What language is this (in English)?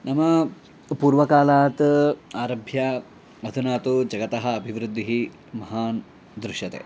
Sanskrit